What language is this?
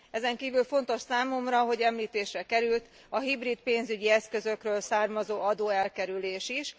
Hungarian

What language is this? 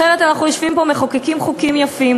Hebrew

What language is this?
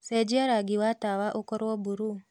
Kikuyu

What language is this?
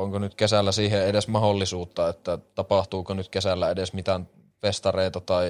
Finnish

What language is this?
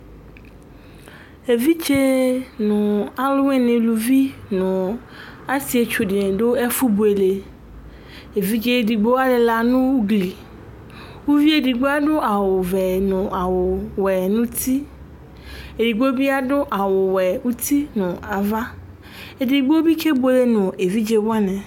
Ikposo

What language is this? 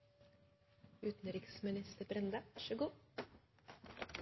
Norwegian Nynorsk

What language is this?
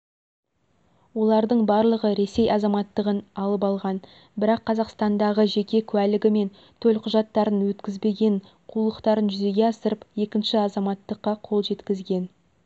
Kazakh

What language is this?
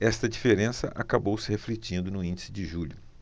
Portuguese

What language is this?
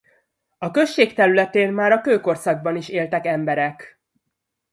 Hungarian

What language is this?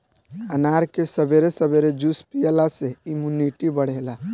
Bhojpuri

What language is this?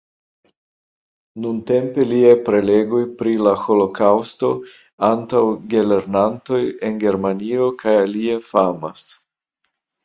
Esperanto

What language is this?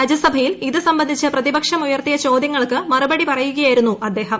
Malayalam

